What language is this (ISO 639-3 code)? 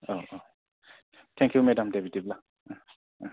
brx